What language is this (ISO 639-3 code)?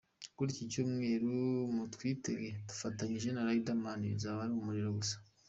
kin